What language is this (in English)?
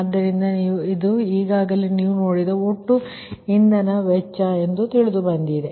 Kannada